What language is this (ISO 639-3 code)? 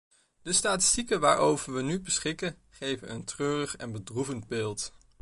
nld